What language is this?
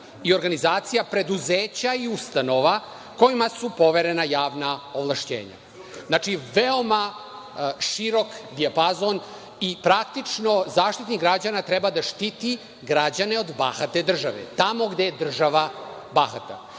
Serbian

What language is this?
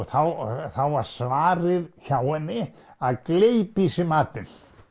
Icelandic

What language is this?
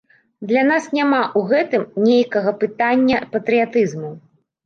Belarusian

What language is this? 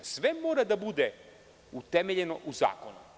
Serbian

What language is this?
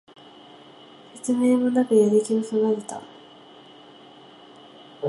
Japanese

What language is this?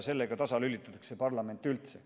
Estonian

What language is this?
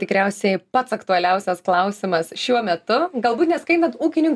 Lithuanian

